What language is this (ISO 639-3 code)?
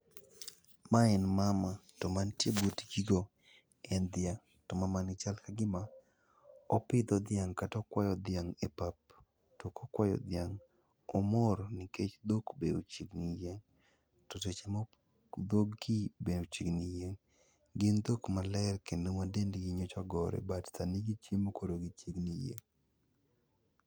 luo